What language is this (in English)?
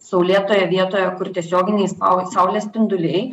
Lithuanian